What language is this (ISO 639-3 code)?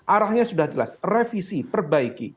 ind